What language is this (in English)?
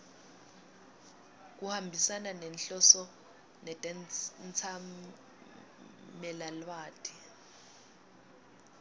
Swati